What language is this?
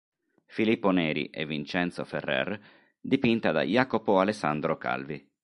Italian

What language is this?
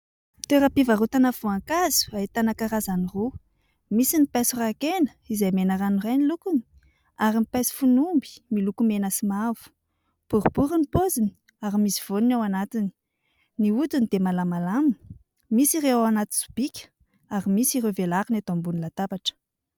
Malagasy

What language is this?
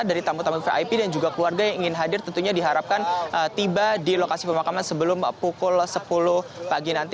Indonesian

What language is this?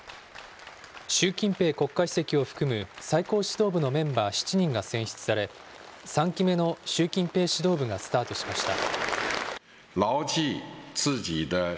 Japanese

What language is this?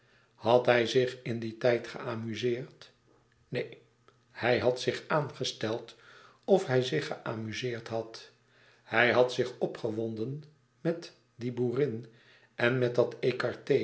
Dutch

